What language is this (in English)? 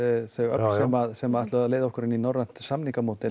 Icelandic